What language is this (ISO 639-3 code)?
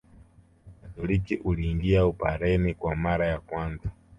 swa